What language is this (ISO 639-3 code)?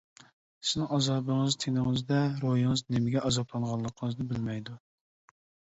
uig